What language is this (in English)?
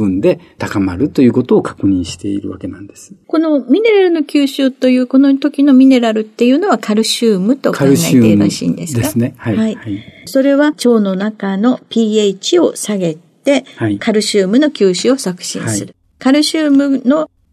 Japanese